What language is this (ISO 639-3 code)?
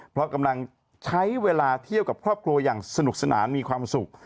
tha